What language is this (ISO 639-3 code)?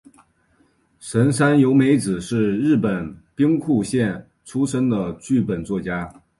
zho